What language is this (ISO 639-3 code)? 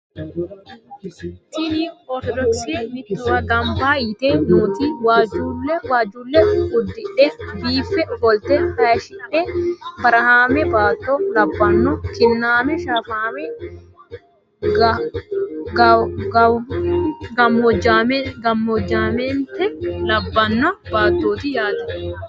sid